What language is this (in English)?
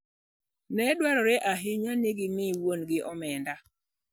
Luo (Kenya and Tanzania)